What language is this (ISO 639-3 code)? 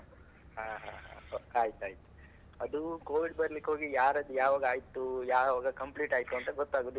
kan